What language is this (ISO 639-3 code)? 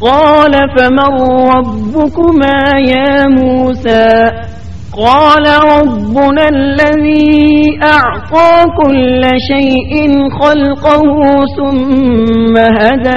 urd